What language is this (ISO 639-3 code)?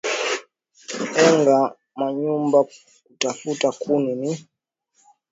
swa